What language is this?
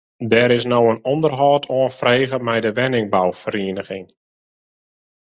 Western Frisian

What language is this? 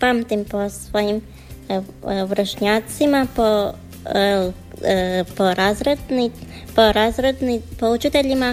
Croatian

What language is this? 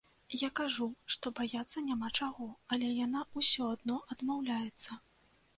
Belarusian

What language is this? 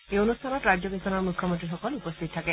Assamese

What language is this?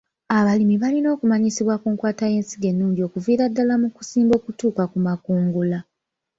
Ganda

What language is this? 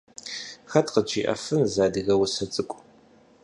Kabardian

